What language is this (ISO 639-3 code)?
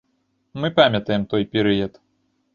bel